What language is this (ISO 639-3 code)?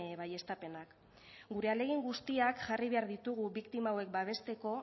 eus